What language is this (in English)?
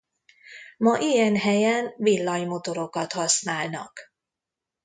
Hungarian